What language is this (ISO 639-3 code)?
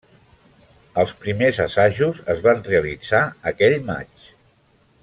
cat